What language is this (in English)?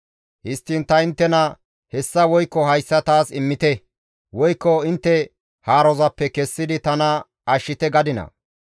Gamo